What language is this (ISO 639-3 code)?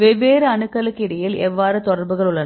tam